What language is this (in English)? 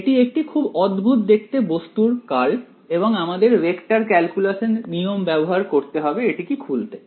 Bangla